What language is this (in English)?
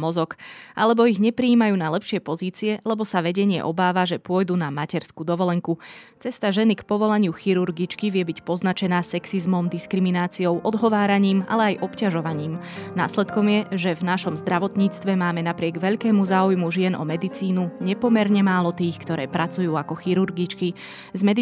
Slovak